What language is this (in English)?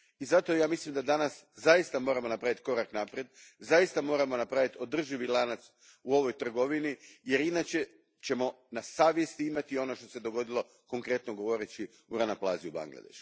Croatian